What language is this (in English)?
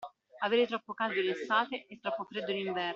Italian